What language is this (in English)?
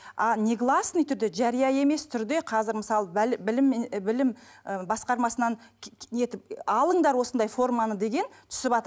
Kazakh